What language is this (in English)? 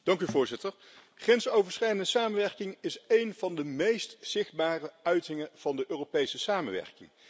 Dutch